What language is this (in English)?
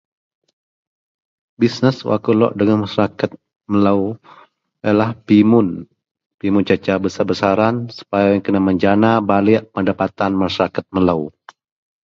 Central Melanau